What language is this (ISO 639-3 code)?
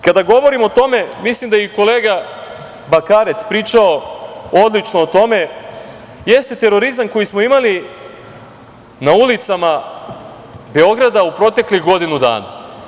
srp